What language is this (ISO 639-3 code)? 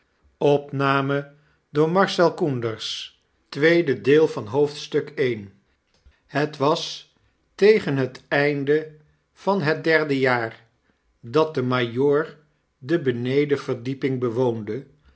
nld